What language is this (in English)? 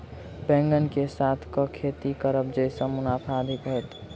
Maithili